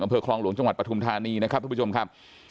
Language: Thai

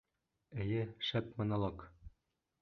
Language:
Bashkir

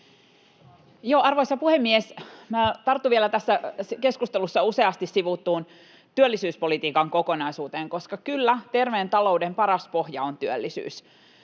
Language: Finnish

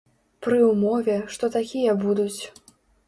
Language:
Belarusian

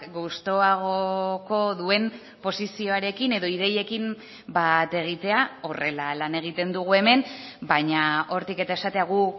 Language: Basque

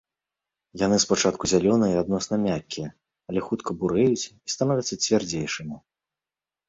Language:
Belarusian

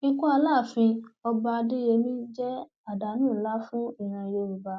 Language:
Yoruba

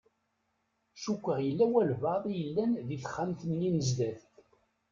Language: Kabyle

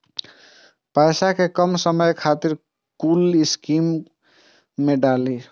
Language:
Maithili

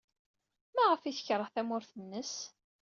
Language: Kabyle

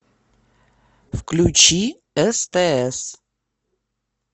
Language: Russian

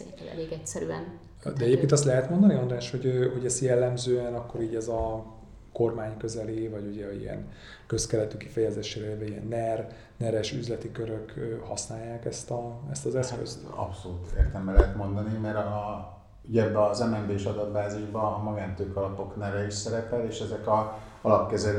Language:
Hungarian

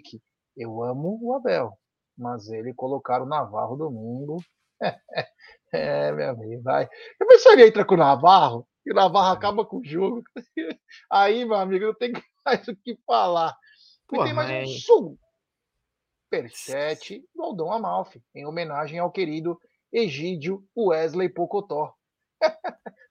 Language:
Portuguese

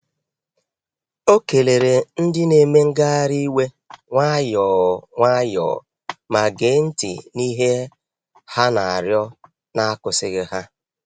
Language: Igbo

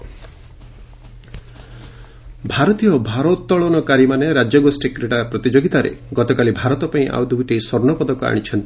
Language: Odia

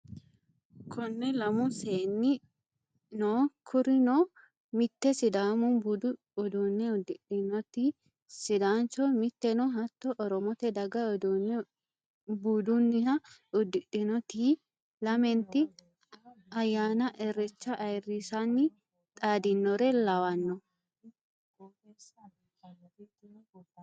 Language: Sidamo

